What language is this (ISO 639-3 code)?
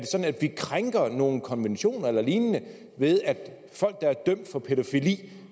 dan